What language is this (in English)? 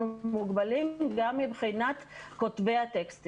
Hebrew